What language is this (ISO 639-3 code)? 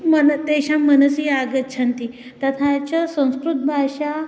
san